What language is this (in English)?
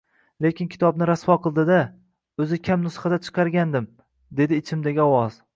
Uzbek